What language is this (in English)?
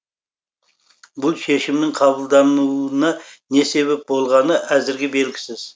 Kazakh